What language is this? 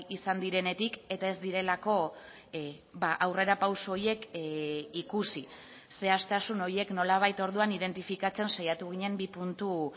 Basque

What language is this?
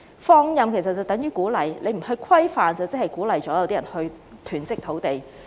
Cantonese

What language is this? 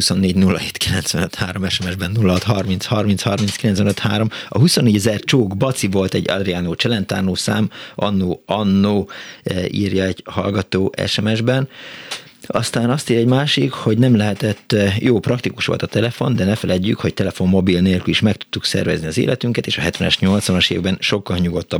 Hungarian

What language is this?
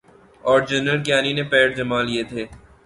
Urdu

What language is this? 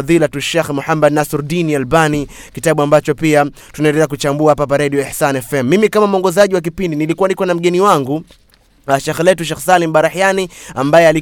Swahili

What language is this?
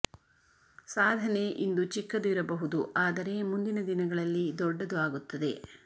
Kannada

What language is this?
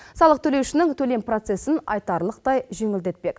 Kazakh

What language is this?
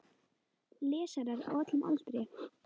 Icelandic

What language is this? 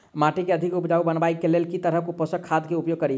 Maithili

